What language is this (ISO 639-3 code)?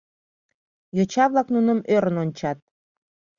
chm